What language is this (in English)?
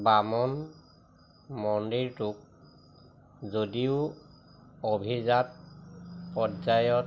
Assamese